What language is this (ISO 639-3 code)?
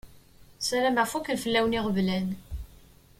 kab